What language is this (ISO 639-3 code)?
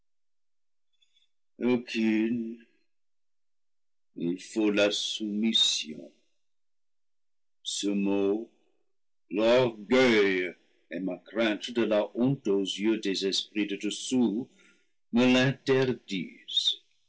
fra